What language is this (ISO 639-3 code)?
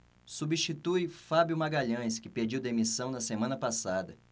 por